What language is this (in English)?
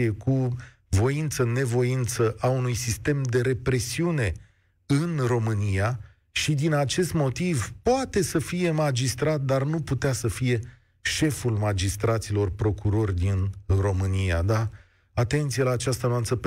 Romanian